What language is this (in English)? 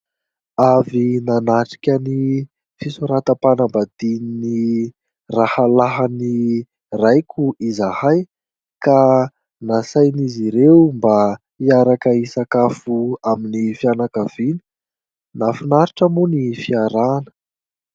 Malagasy